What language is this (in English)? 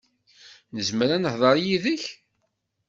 Kabyle